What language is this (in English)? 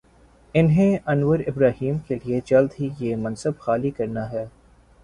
Urdu